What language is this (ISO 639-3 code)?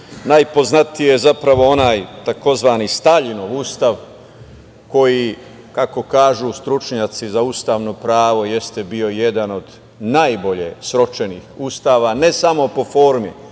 srp